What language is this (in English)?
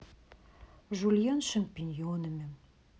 Russian